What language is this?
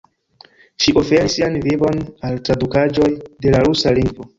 Esperanto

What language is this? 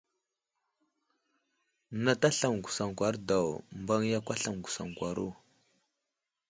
Wuzlam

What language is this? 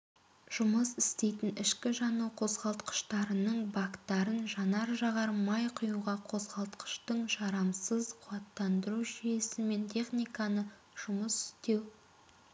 Kazakh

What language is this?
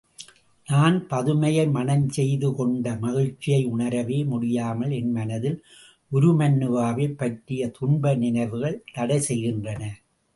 Tamil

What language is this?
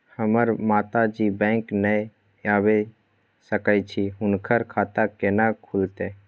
Maithili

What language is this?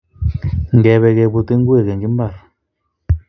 Kalenjin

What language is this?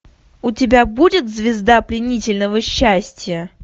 Russian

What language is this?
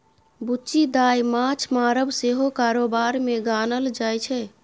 Maithili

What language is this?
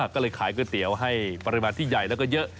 Thai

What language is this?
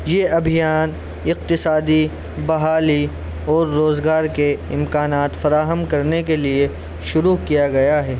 Urdu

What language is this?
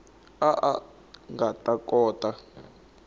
Tsonga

